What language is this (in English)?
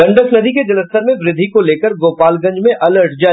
Hindi